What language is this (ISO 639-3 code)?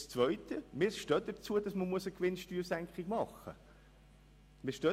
gsw